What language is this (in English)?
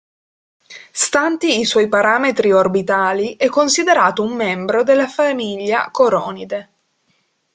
Italian